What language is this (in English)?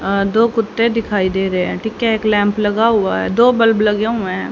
Hindi